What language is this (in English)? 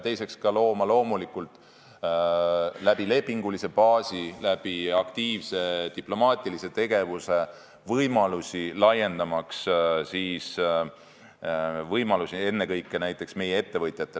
Estonian